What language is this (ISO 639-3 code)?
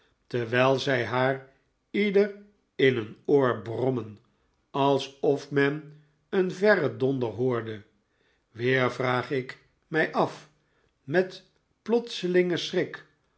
nld